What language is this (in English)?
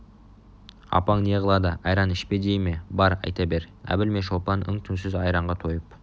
Kazakh